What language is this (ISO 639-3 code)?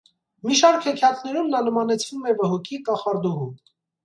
hye